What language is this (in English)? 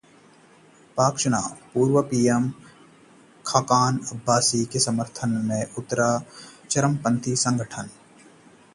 Hindi